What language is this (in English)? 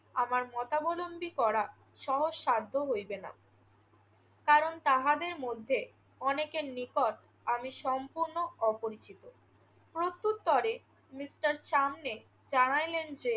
Bangla